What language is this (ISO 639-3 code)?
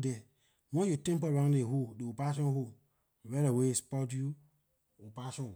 lir